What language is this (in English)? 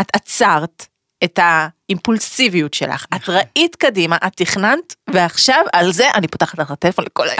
Hebrew